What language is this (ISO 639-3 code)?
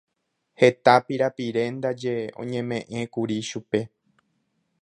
grn